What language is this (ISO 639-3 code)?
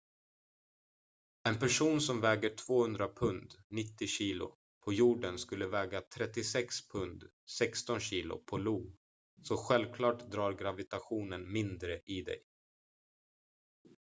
swe